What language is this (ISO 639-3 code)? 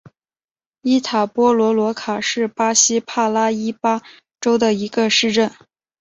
zho